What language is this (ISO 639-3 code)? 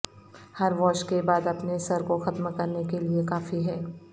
urd